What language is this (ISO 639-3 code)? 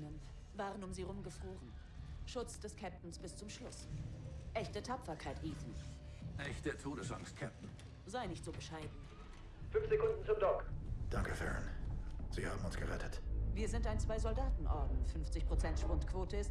deu